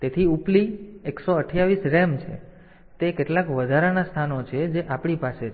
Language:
Gujarati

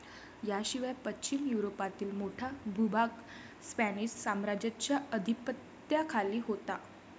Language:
Marathi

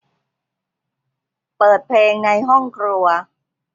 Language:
Thai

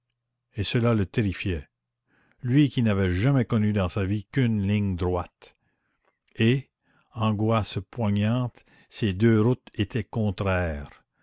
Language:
French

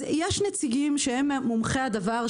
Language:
Hebrew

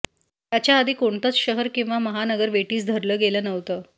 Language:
Marathi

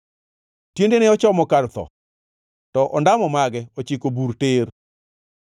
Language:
Luo (Kenya and Tanzania)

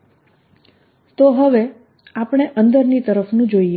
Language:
Gujarati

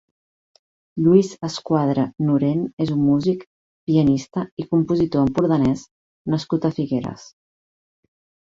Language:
Catalan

